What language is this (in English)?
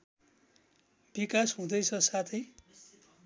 Nepali